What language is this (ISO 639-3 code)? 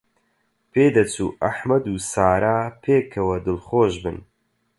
ckb